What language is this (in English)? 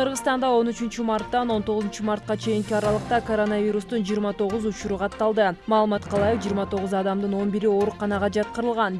Turkish